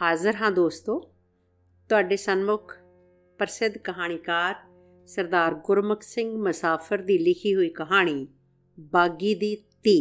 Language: Hindi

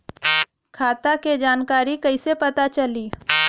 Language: Bhojpuri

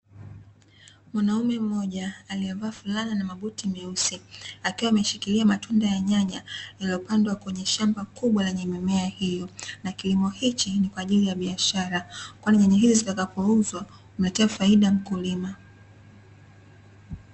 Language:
Swahili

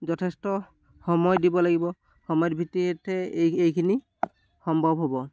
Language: Assamese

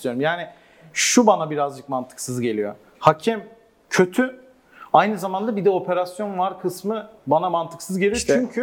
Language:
Turkish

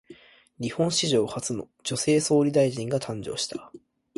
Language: Japanese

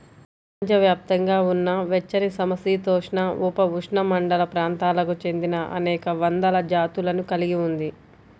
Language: Telugu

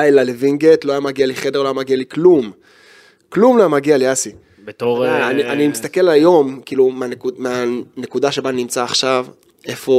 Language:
Hebrew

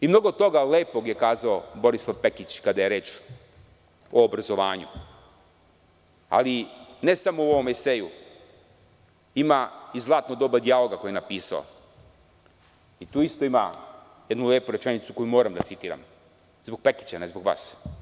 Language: Serbian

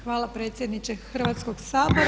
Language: Croatian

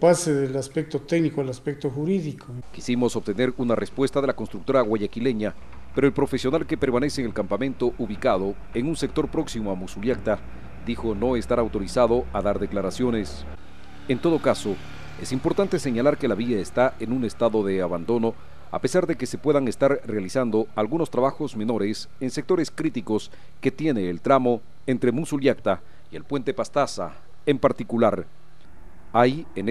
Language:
Spanish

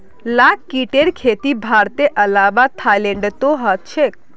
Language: Magahi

